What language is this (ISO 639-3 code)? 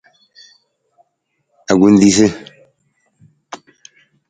nmz